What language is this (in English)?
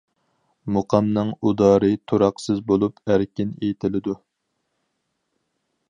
Uyghur